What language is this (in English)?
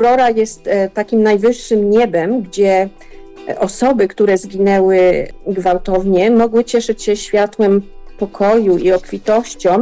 Polish